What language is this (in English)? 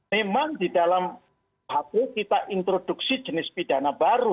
Indonesian